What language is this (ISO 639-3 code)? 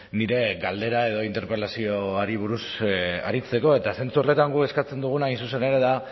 eus